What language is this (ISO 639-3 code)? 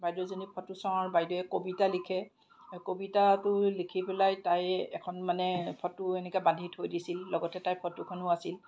asm